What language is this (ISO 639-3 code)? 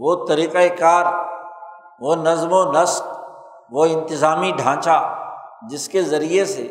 urd